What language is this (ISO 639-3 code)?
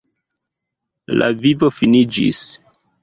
epo